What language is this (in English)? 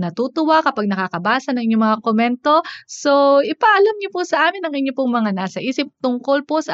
Filipino